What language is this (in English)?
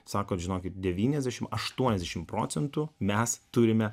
Lithuanian